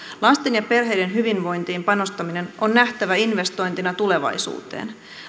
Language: Finnish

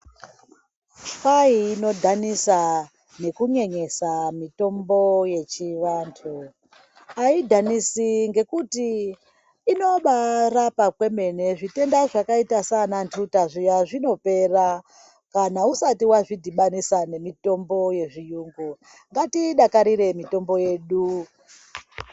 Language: Ndau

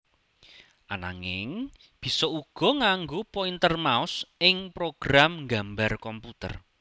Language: Javanese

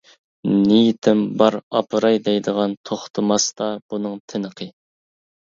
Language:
Uyghur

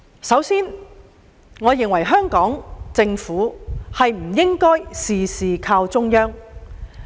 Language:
Cantonese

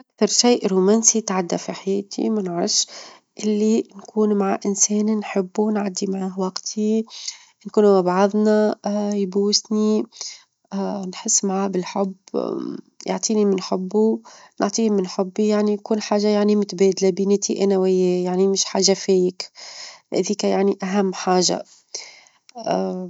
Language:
Tunisian Arabic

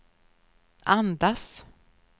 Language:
Swedish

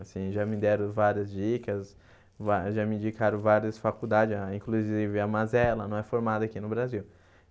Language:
Portuguese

